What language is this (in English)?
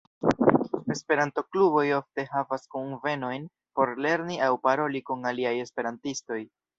Esperanto